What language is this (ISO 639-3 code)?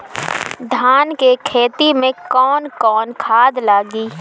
bho